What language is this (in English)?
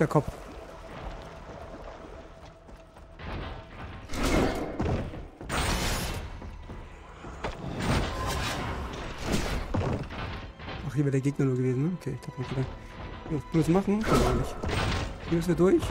German